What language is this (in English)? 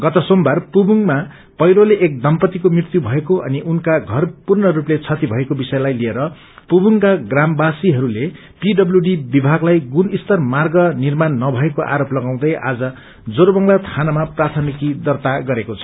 Nepali